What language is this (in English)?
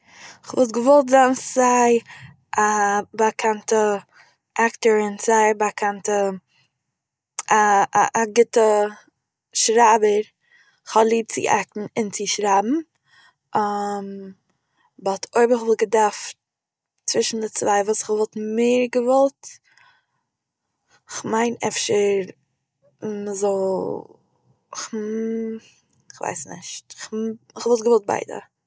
Yiddish